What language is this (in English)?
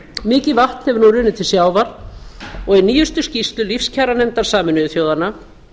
Icelandic